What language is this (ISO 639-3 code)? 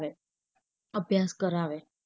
guj